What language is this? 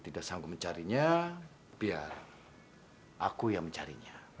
Indonesian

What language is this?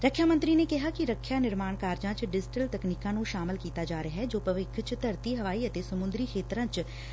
Punjabi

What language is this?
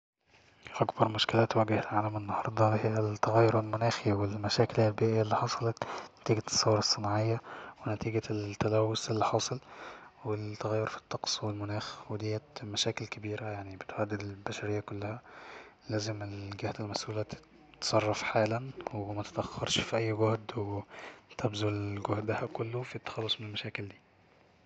Egyptian Arabic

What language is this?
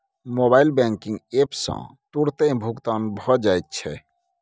Maithili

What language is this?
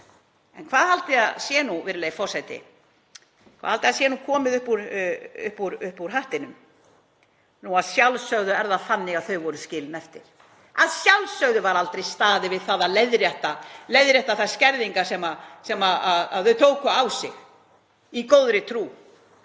Icelandic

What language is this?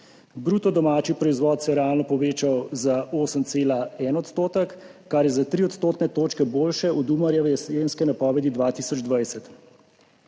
Slovenian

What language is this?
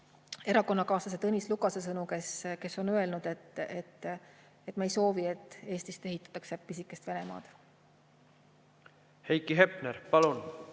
Estonian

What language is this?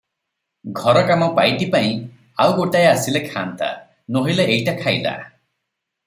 Odia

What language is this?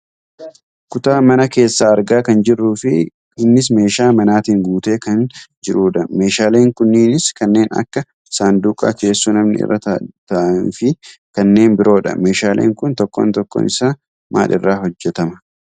Oromo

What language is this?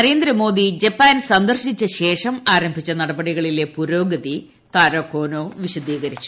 Malayalam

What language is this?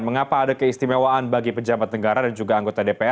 Indonesian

